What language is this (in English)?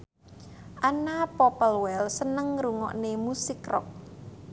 Javanese